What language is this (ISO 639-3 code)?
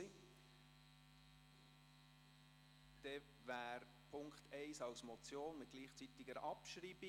gsw